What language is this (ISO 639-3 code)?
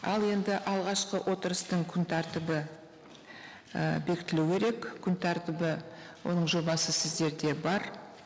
kaz